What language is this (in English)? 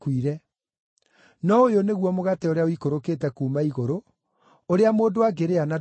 Kikuyu